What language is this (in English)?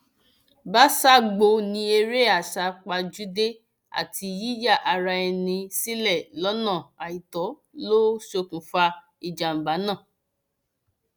Yoruba